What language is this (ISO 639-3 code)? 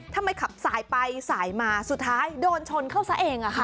tha